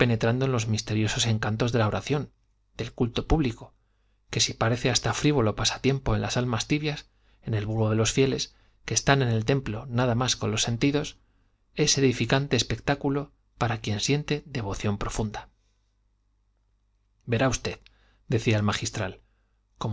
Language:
Spanish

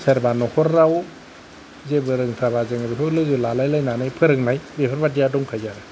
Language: Bodo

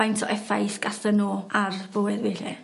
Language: Welsh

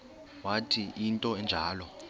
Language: Xhosa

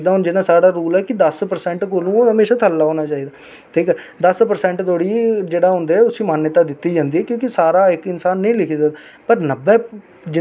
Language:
Dogri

